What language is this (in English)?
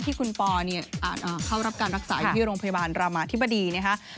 Thai